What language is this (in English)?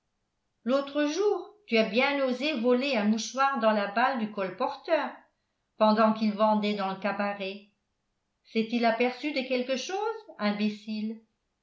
French